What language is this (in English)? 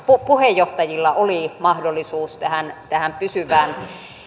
Finnish